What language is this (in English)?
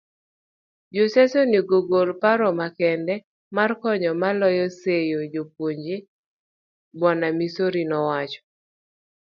Luo (Kenya and Tanzania)